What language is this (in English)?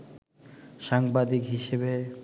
Bangla